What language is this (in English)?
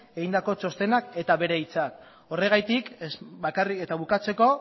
Basque